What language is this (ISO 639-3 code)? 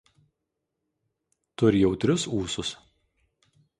lit